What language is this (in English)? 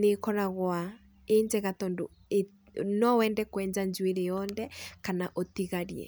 Kikuyu